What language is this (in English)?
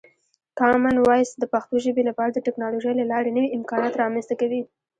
Pashto